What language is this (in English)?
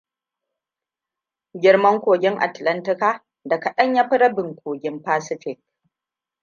Hausa